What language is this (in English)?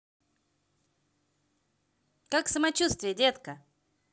Russian